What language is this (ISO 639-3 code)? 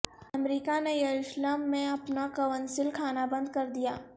urd